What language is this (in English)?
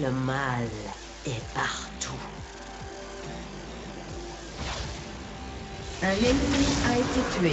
French